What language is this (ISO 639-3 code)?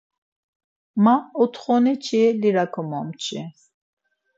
lzz